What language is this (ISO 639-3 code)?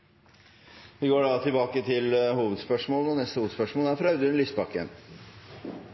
nor